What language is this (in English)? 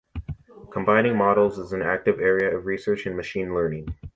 English